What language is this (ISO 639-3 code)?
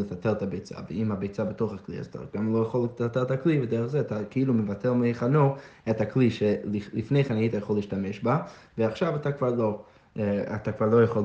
heb